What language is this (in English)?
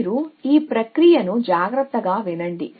Telugu